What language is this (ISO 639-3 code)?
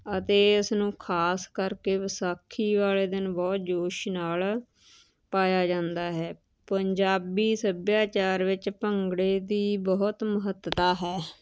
pan